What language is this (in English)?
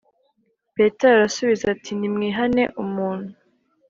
Kinyarwanda